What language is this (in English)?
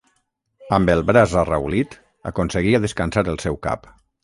Catalan